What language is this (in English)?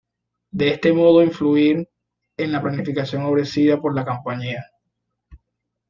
Spanish